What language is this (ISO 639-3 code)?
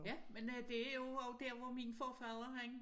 dan